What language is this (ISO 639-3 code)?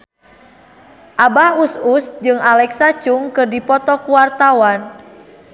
sun